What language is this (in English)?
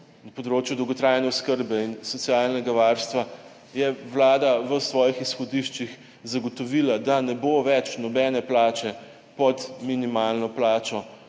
Slovenian